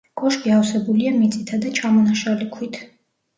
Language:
Georgian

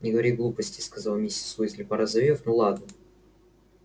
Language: Russian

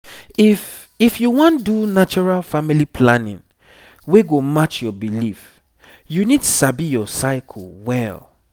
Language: Nigerian Pidgin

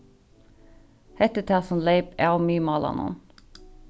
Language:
Faroese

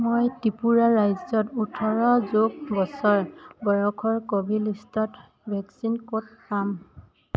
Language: Assamese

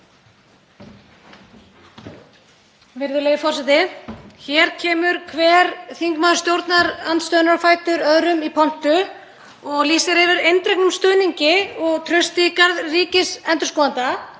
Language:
Icelandic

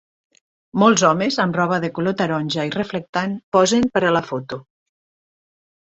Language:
Catalan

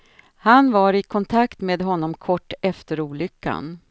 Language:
Swedish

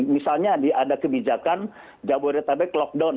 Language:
Indonesian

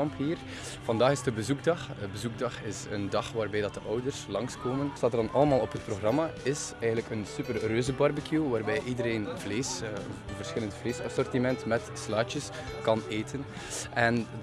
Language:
Dutch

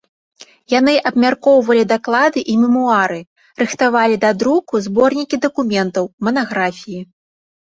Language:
Belarusian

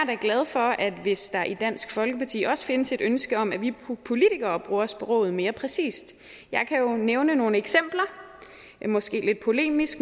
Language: Danish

